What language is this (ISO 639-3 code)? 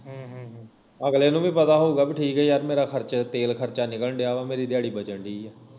pan